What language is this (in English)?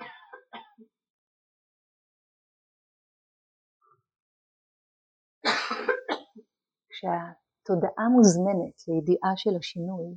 Hebrew